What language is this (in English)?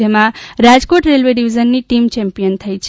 Gujarati